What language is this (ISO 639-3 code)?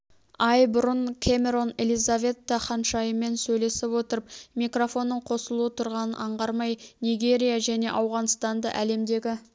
kaz